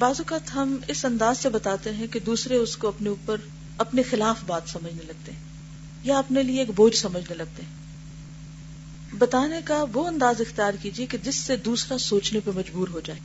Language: Urdu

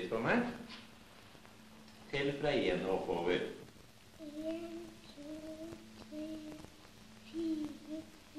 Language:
Norwegian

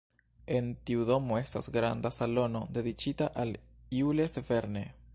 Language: Esperanto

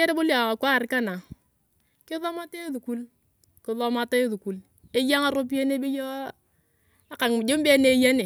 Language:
Turkana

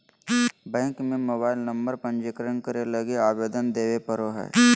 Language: Magahi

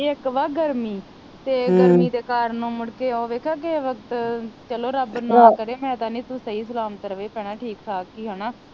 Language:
Punjabi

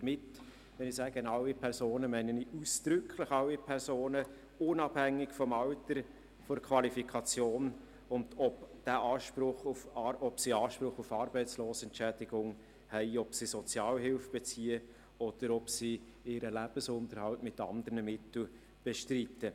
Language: Swiss German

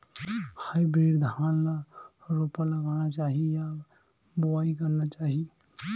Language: Chhattisgarhi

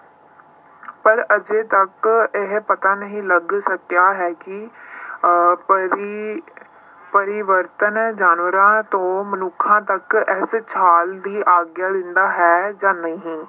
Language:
Punjabi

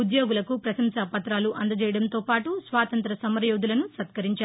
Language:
Telugu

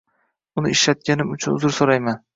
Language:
Uzbek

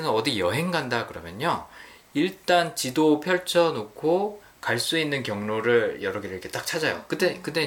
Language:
Korean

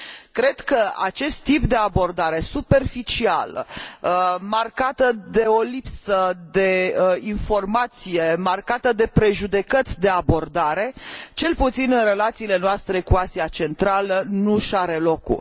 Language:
Romanian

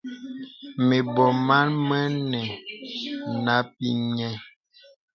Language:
Bebele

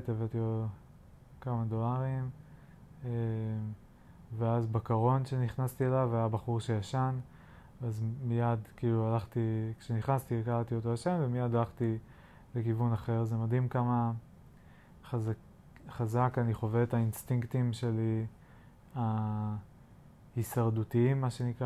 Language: Hebrew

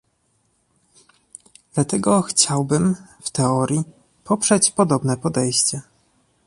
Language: Polish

